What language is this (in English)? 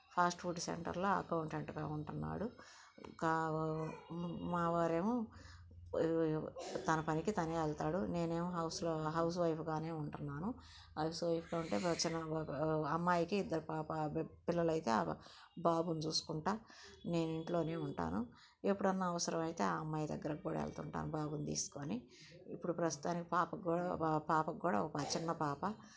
Telugu